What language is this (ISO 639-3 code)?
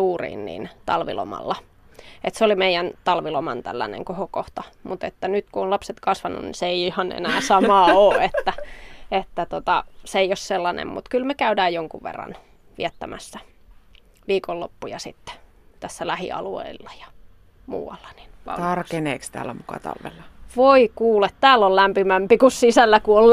fin